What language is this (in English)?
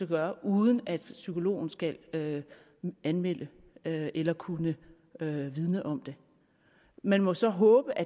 Danish